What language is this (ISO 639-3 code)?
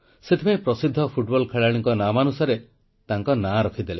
ori